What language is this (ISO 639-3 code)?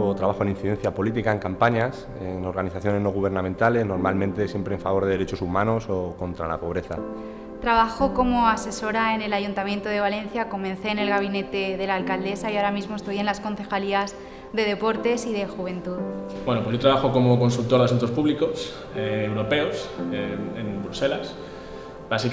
spa